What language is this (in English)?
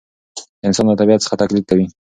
Pashto